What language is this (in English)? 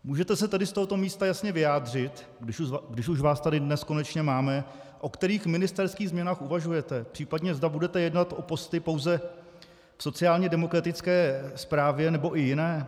Czech